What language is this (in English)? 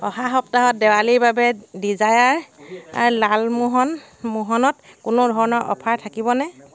Assamese